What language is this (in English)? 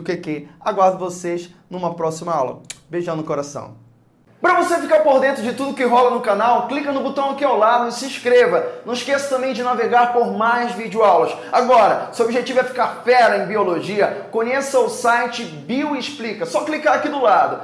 Portuguese